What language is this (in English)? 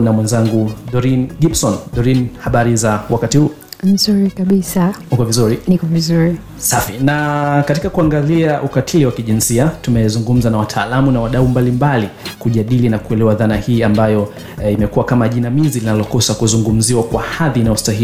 Swahili